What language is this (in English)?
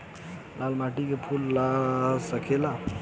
Bhojpuri